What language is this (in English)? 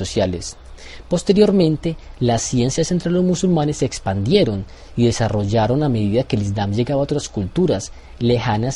Spanish